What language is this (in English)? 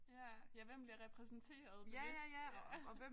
Danish